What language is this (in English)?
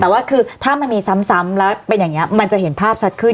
Thai